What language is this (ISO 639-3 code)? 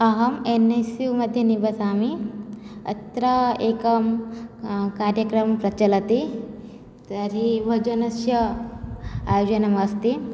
san